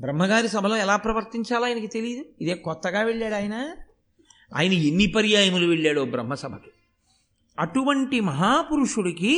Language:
Telugu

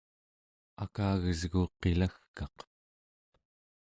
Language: Central Yupik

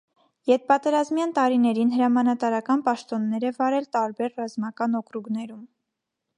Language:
Armenian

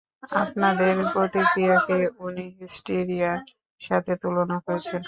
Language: Bangla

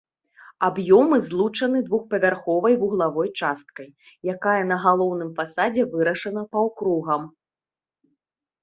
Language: Belarusian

